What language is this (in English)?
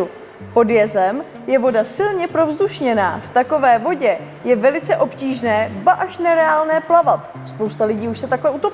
Czech